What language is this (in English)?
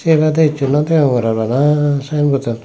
Chakma